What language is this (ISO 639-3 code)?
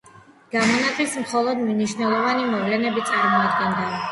kat